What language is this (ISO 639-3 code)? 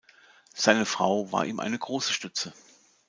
deu